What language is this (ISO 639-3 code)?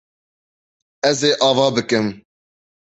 kur